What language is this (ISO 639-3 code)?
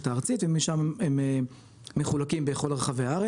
heb